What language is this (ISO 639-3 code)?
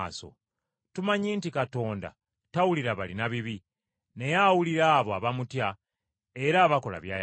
lug